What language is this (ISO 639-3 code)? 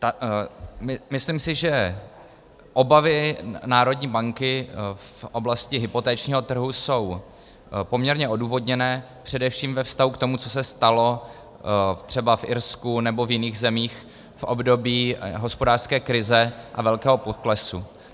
ces